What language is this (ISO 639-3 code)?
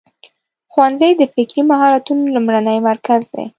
pus